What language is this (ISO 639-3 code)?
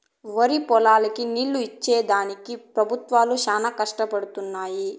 tel